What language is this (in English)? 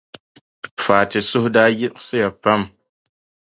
Dagbani